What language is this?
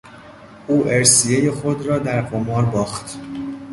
Persian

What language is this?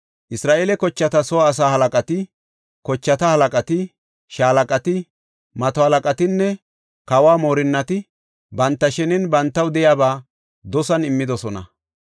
Gofa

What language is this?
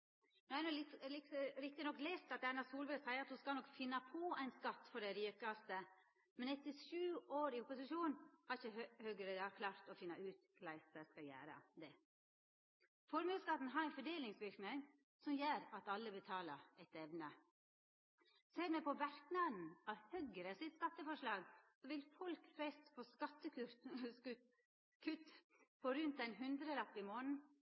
Norwegian Nynorsk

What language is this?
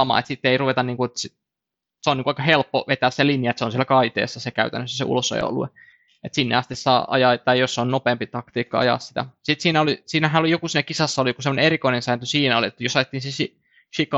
Finnish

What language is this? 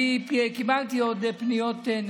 Hebrew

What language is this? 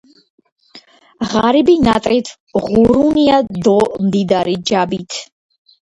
Georgian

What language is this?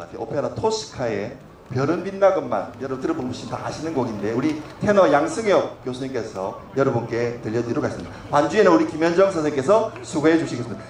Korean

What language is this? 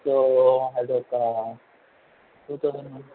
Telugu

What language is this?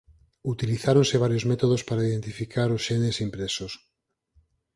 Galician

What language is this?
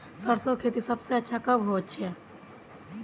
Magahi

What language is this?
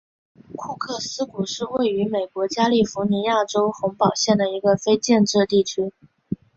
Chinese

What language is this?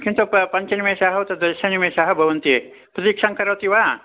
Sanskrit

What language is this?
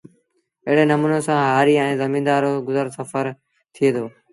Sindhi Bhil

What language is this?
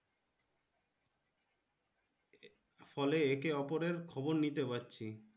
Bangla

